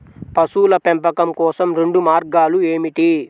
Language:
Telugu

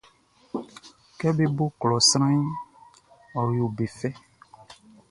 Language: Baoulé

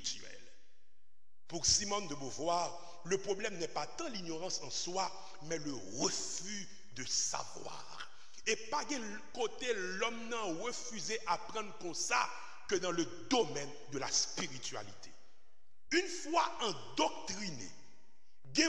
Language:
French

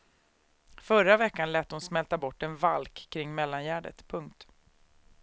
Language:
Swedish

